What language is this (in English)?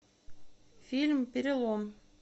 Russian